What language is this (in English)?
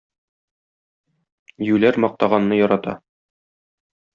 Tatar